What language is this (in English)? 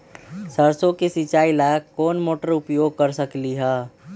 Magahi